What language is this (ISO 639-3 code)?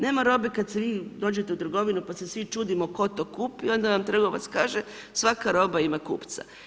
hrv